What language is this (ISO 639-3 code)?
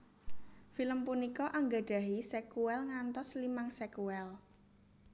jav